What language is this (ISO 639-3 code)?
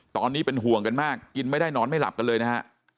tha